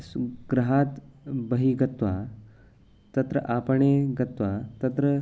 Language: Sanskrit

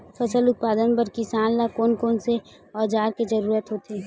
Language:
Chhattisgarhi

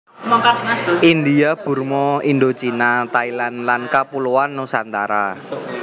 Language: Javanese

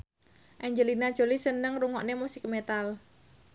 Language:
Javanese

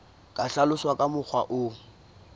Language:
Southern Sotho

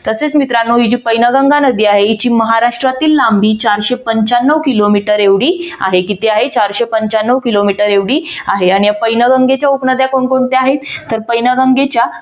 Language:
Marathi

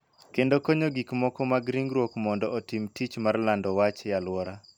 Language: Luo (Kenya and Tanzania)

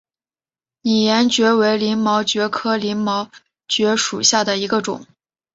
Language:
Chinese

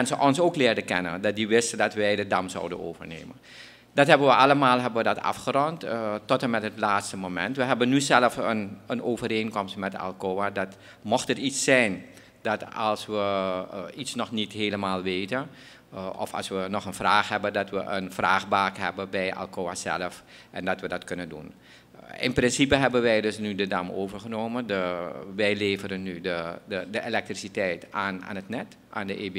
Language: Dutch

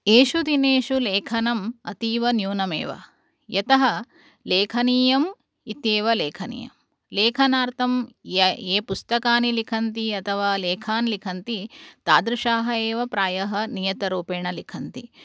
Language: Sanskrit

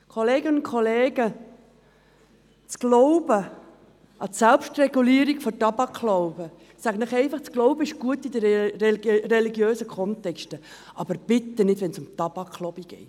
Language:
Swiss German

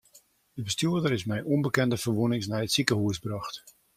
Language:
Western Frisian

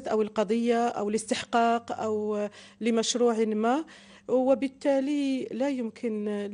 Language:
Arabic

